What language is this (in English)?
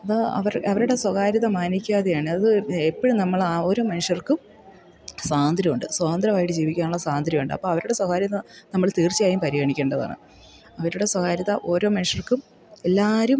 Malayalam